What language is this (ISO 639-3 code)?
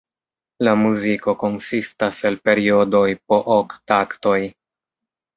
epo